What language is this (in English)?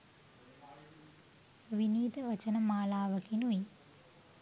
Sinhala